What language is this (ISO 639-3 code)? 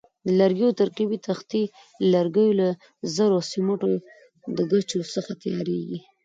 pus